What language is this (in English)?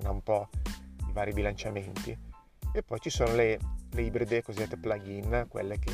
Italian